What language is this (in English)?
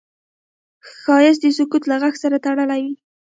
Pashto